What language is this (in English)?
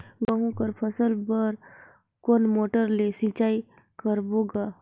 Chhattisgarhi